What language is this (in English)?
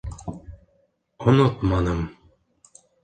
Bashkir